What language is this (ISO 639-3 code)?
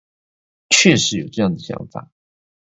zho